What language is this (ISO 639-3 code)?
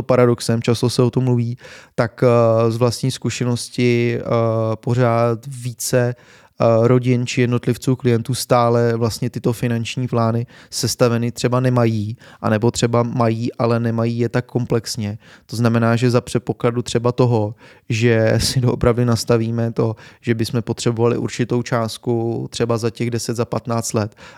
ces